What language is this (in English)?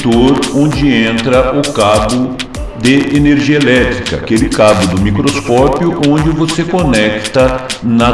Portuguese